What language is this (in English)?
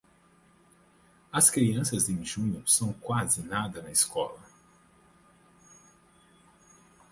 Portuguese